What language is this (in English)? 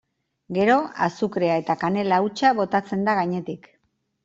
Basque